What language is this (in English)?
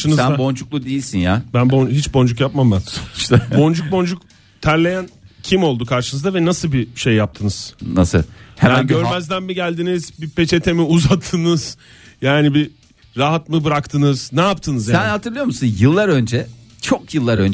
Turkish